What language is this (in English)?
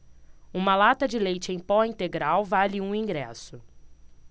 Portuguese